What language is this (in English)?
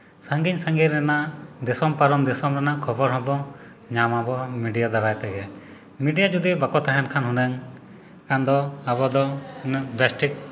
Santali